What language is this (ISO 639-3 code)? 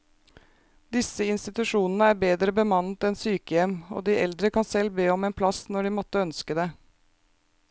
nor